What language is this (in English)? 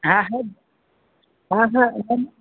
Sindhi